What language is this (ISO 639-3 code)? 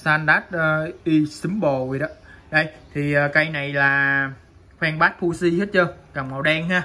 vie